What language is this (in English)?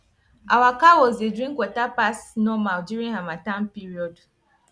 Nigerian Pidgin